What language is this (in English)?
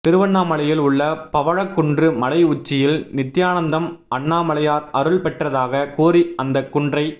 Tamil